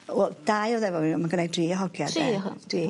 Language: Welsh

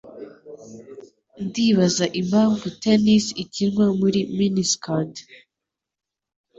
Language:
Kinyarwanda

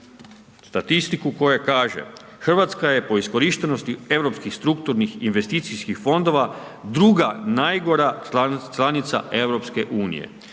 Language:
Croatian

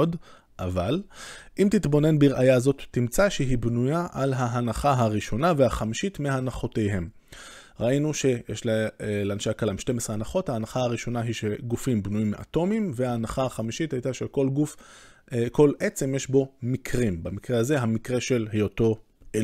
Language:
Hebrew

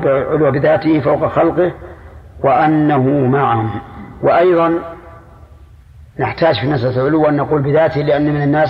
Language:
Arabic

